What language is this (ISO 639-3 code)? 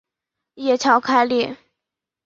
zho